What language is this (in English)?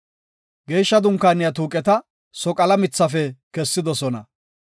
Gofa